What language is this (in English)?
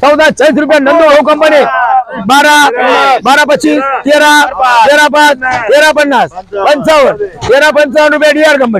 Arabic